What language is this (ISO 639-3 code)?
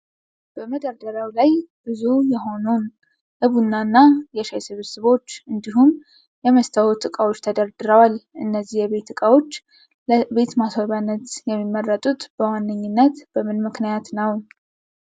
amh